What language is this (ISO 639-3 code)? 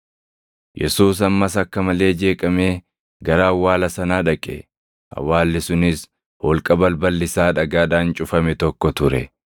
orm